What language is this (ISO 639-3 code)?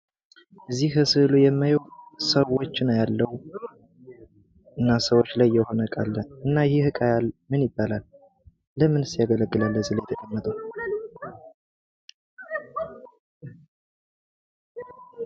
amh